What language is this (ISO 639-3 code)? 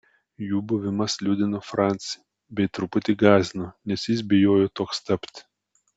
lit